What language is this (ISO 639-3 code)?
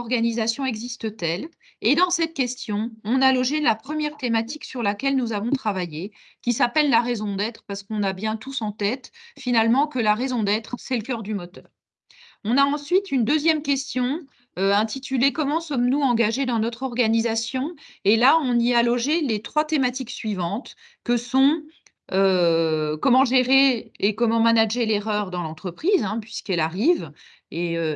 fra